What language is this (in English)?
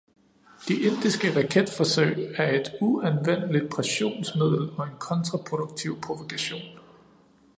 Danish